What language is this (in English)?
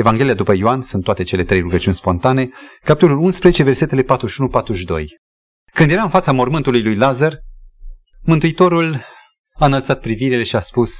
Romanian